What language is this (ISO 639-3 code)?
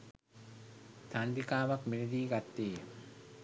sin